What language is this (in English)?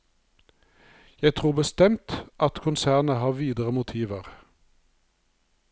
Norwegian